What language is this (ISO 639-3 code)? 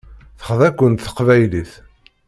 kab